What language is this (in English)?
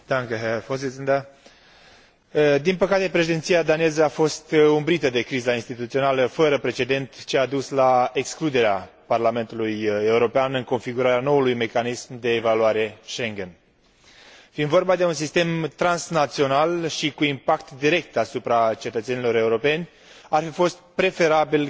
Romanian